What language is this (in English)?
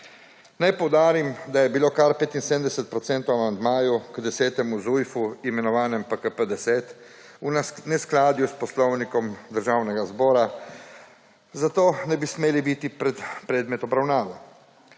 Slovenian